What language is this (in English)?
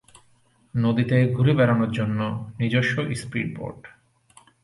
Bangla